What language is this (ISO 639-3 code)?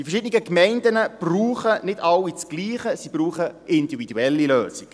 gsw